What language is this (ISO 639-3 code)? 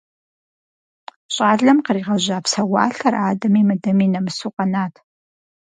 kbd